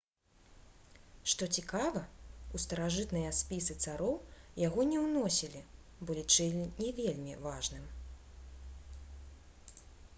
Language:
Belarusian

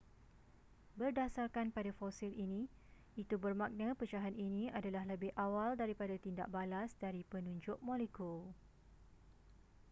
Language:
Malay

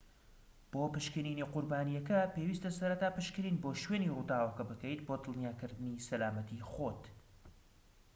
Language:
Central Kurdish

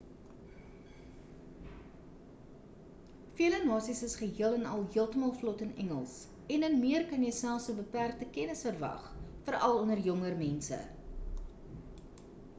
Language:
Afrikaans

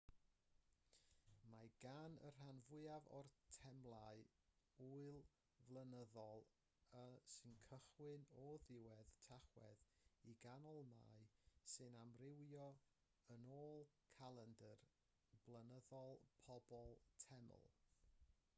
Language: Welsh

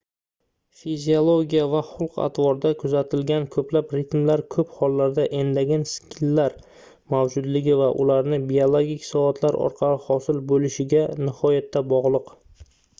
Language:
Uzbek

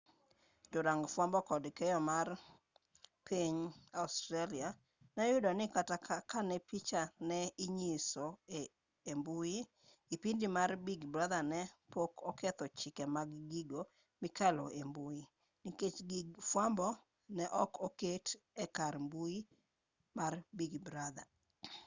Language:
Luo (Kenya and Tanzania)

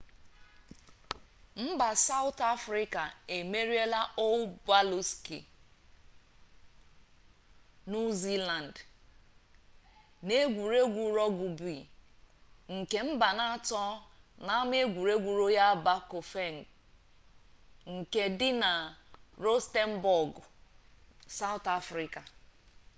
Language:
Igbo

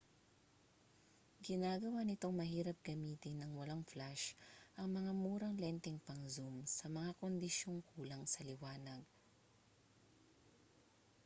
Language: Filipino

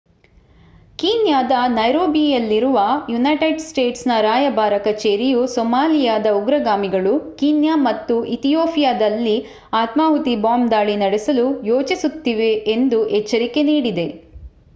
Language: Kannada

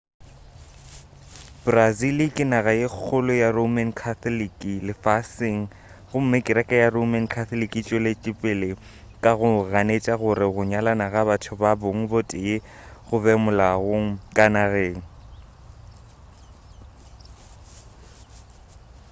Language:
Northern Sotho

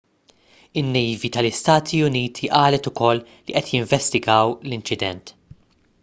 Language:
Maltese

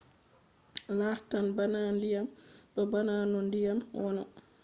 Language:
Fula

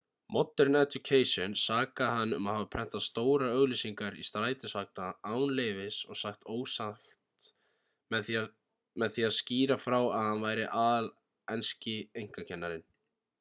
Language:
Icelandic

